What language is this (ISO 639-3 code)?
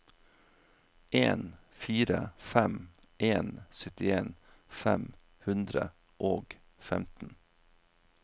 nor